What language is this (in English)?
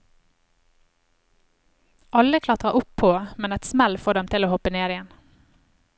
Norwegian